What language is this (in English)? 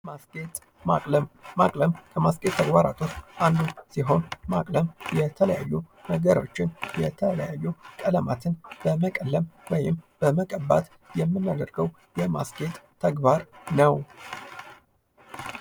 Amharic